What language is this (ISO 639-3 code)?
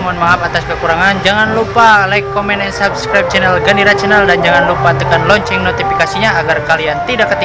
ind